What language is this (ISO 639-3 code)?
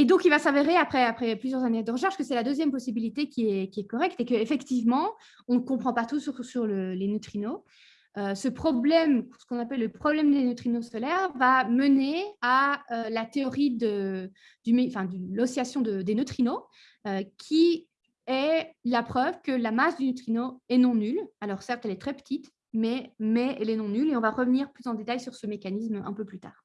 fra